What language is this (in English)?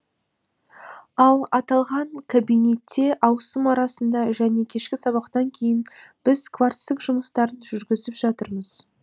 Kazakh